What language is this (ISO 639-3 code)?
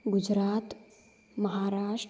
san